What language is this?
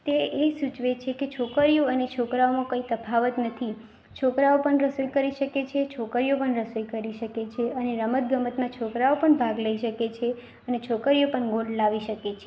Gujarati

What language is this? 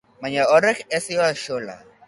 Basque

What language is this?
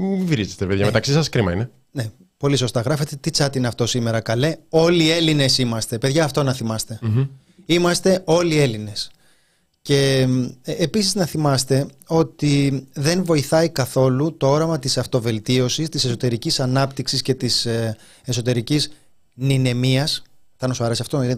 Greek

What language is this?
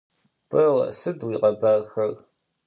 Adyghe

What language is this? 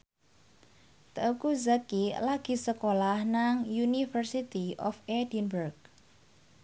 Javanese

